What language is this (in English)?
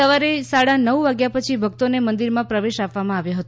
Gujarati